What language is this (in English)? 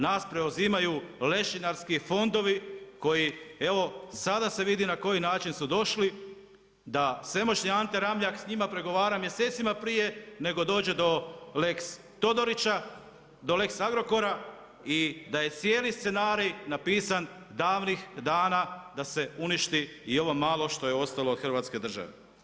Croatian